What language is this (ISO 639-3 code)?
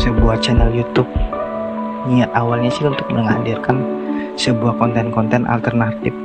ind